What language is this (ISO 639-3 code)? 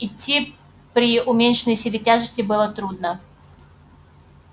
rus